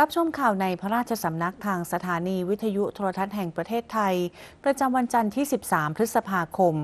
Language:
Thai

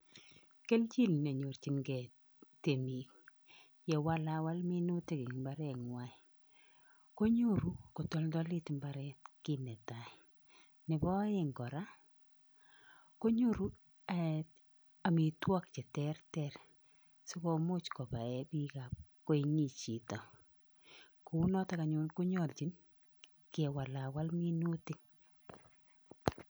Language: Kalenjin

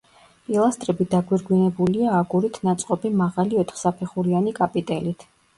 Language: Georgian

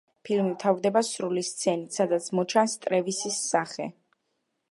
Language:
Georgian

